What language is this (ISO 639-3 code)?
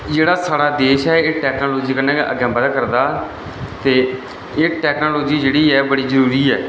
doi